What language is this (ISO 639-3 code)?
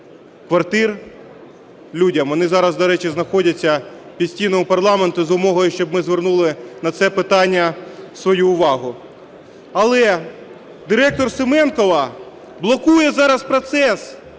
ukr